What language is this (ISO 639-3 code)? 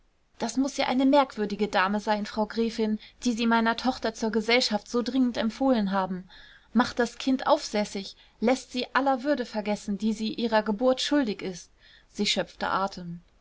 deu